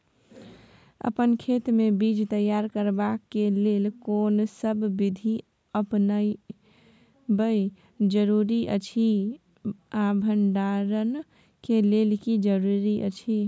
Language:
Maithili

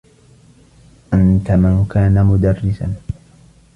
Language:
Arabic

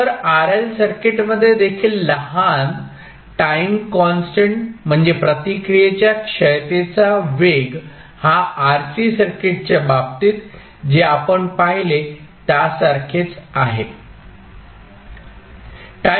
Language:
Marathi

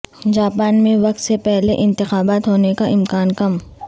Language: Urdu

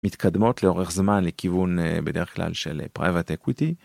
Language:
Hebrew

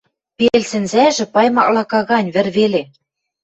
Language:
Western Mari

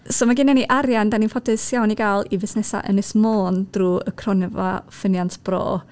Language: Welsh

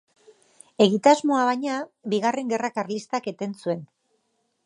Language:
Basque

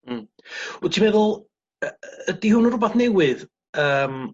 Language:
Welsh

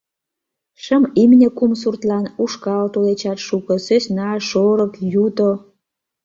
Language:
Mari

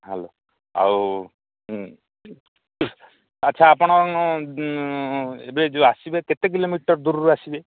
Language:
Odia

